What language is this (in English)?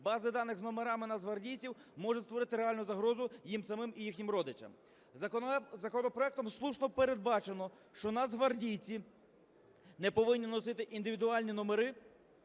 Ukrainian